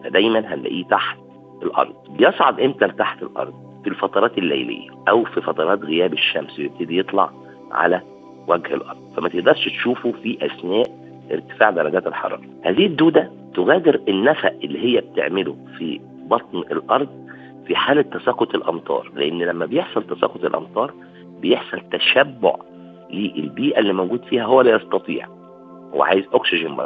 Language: Arabic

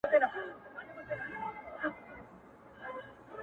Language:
Pashto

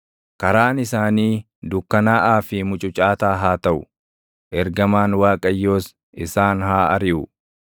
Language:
Oromo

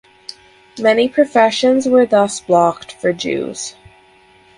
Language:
English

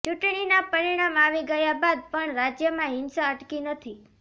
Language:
Gujarati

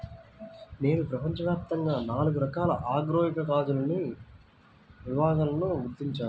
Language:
Telugu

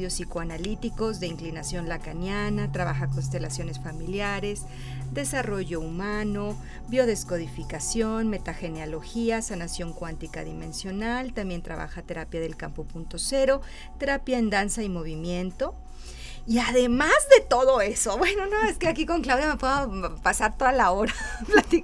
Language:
Spanish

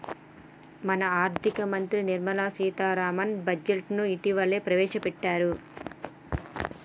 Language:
Telugu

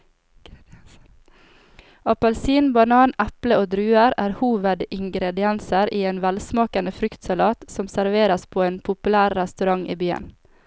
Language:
Norwegian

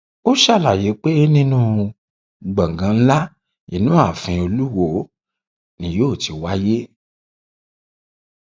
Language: Yoruba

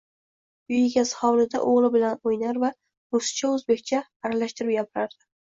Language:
Uzbek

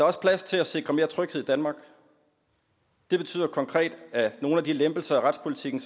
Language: Danish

